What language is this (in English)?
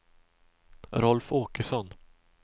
Swedish